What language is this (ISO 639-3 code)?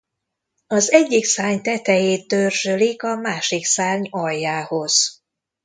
hun